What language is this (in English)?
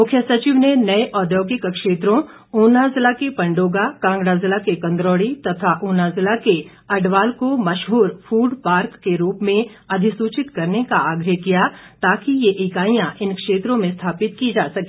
Hindi